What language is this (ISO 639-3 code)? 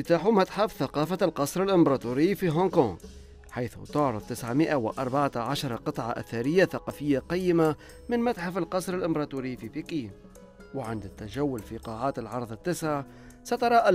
ara